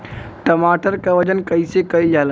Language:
Bhojpuri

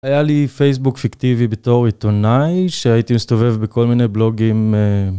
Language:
Hebrew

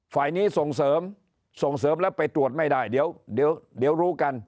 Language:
Thai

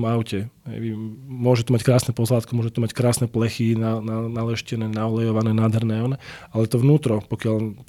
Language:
Slovak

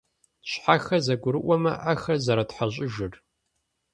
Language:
Kabardian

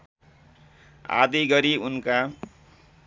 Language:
Nepali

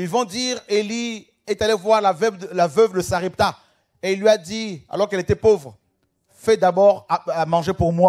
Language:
French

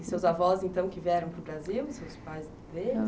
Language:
Portuguese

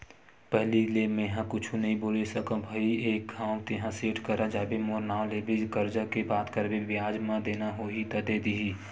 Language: Chhattisgarhi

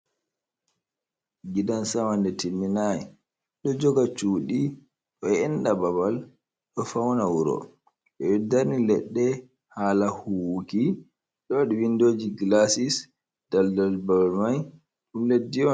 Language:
Fula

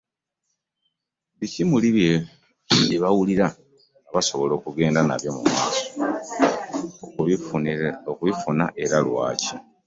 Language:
Ganda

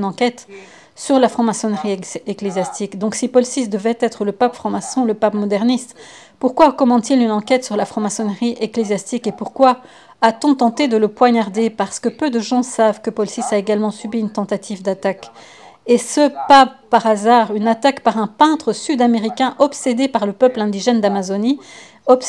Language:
French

